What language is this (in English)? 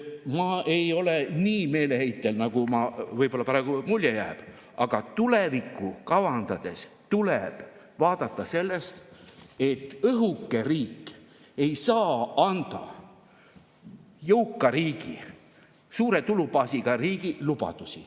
Estonian